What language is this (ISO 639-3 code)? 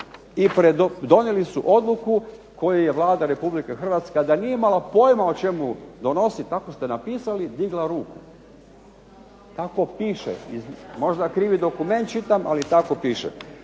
hrv